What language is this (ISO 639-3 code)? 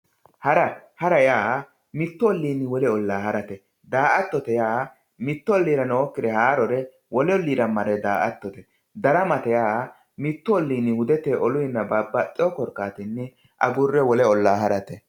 sid